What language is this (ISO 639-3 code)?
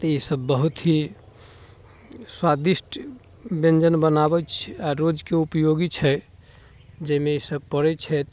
mai